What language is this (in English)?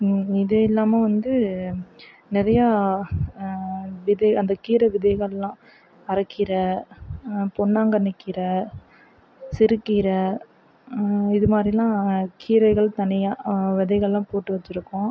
Tamil